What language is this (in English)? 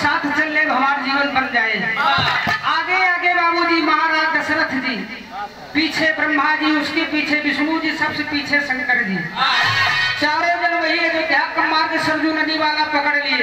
Hindi